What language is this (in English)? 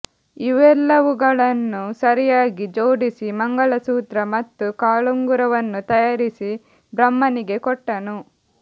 Kannada